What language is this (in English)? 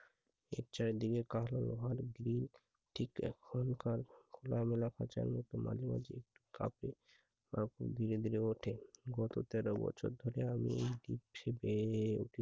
Bangla